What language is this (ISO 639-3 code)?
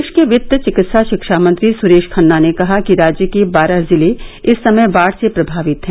hin